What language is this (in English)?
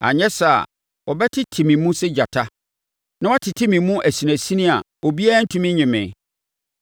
Akan